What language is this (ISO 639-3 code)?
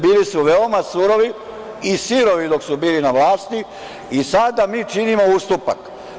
srp